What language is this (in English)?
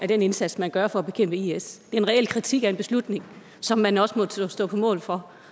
Danish